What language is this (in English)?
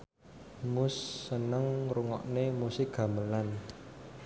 Javanese